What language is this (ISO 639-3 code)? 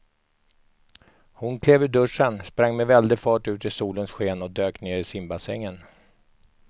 swe